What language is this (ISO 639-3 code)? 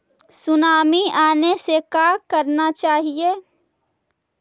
mag